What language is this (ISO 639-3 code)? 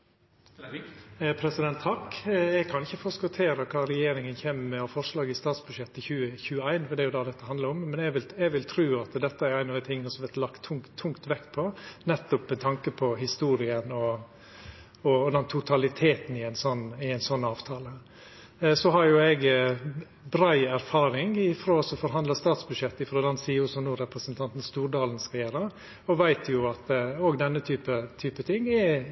nno